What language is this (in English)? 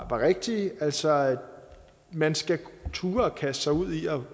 Danish